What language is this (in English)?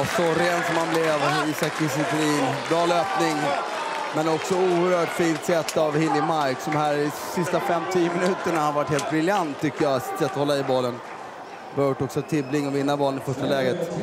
Swedish